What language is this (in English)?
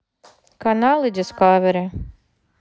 Russian